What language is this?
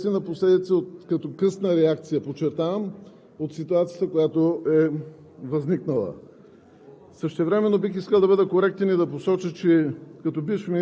Bulgarian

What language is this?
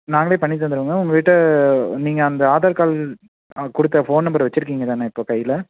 Tamil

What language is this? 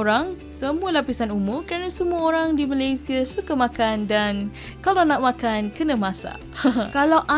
Malay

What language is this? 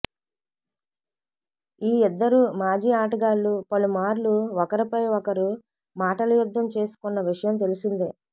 Telugu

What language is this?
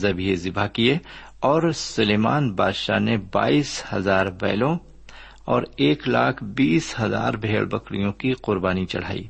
Urdu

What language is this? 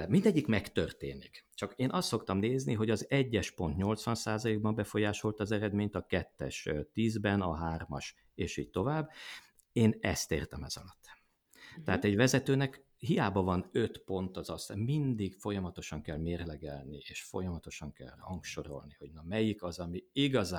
Hungarian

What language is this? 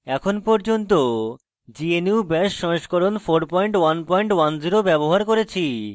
Bangla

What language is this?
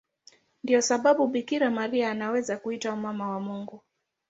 Swahili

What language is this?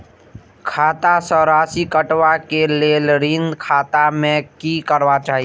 Maithili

